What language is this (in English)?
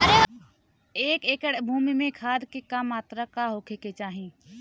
Bhojpuri